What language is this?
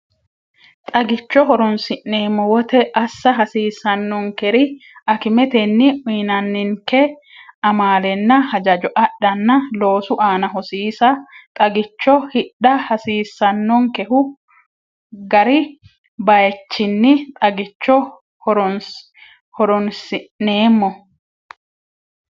Sidamo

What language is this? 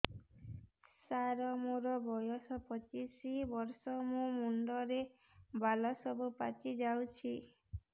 Odia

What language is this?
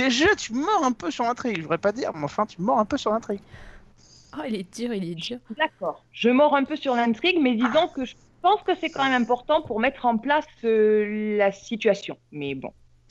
French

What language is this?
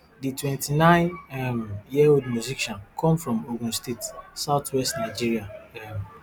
Nigerian Pidgin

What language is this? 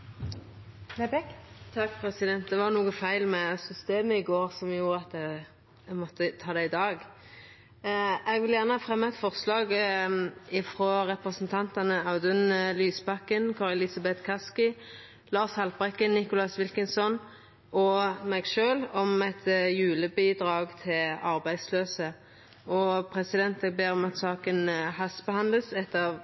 Norwegian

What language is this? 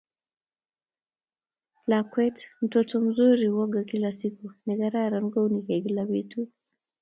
Kalenjin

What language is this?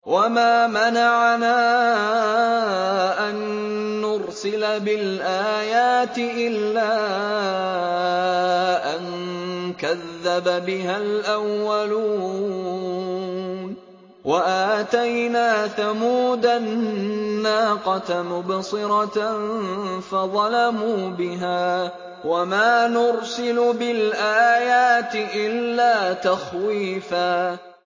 Arabic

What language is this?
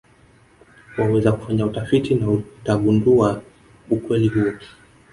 Swahili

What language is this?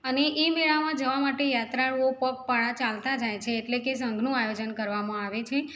Gujarati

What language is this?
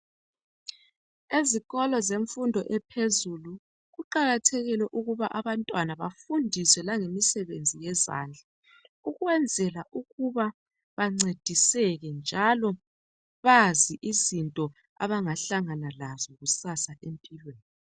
North Ndebele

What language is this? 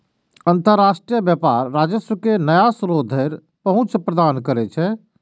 Maithili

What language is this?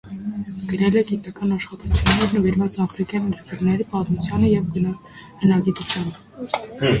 Armenian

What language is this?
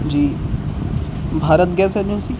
Urdu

